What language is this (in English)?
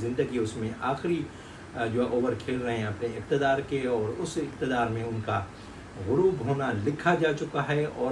Hindi